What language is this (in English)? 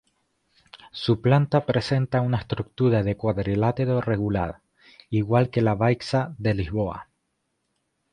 Spanish